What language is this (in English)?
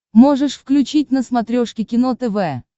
Russian